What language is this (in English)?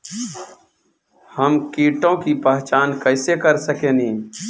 Bhojpuri